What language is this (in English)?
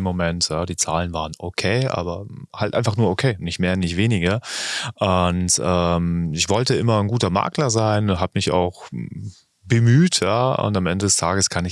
German